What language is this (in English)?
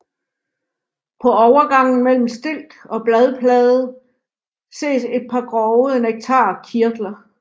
Danish